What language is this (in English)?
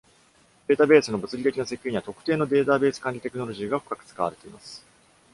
Japanese